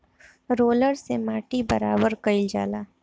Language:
Bhojpuri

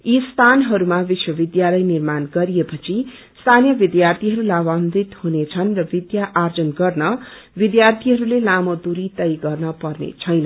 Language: Nepali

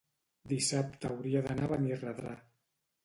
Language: Catalan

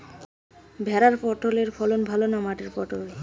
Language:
Bangla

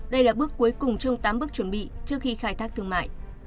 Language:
Vietnamese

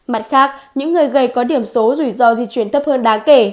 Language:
Vietnamese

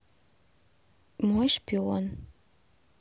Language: Russian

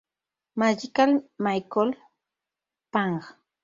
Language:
Spanish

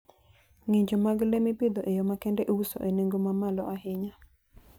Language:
Luo (Kenya and Tanzania)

